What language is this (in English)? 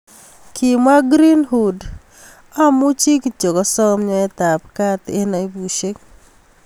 Kalenjin